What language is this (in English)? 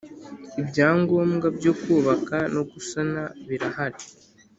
Kinyarwanda